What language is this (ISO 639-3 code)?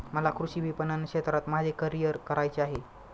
mar